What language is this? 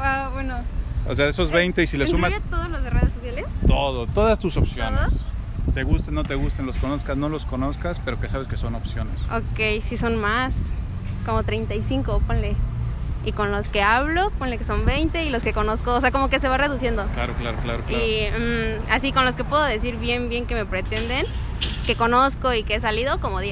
Spanish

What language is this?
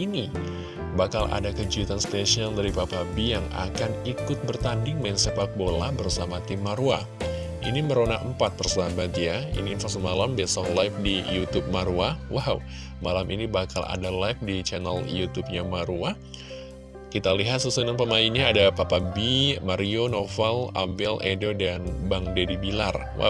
Indonesian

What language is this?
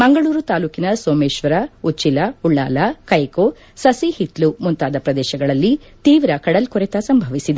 Kannada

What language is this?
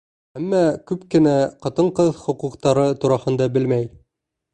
Bashkir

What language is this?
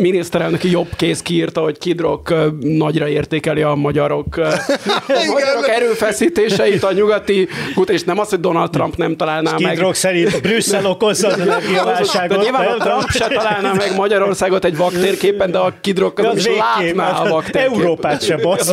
Hungarian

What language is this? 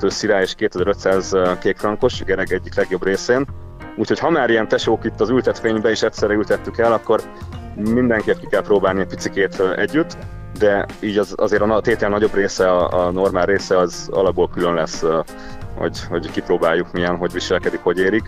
Hungarian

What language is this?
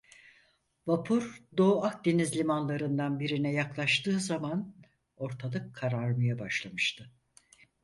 Turkish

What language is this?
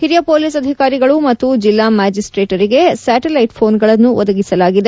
Kannada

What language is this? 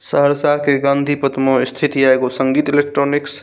Maithili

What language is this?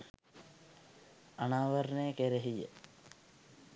Sinhala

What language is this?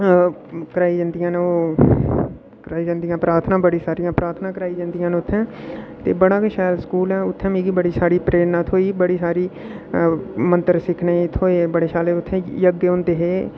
Dogri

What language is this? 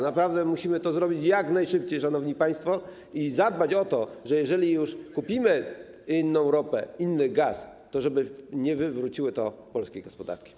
Polish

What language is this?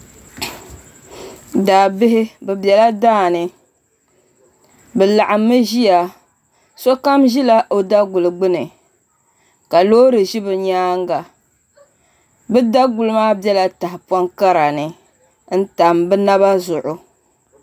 Dagbani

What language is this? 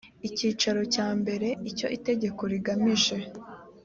Kinyarwanda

